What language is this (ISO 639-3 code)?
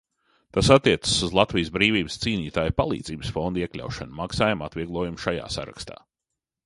lav